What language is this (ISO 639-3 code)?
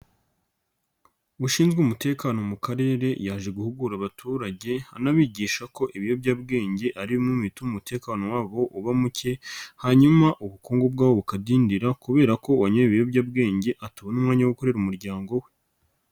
kin